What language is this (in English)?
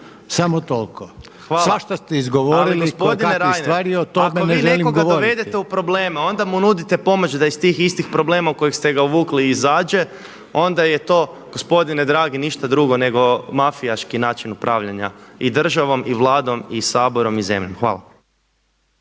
Croatian